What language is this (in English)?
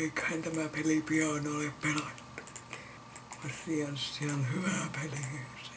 Finnish